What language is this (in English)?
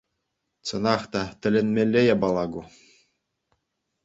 Chuvash